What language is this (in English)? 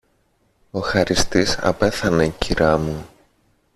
Greek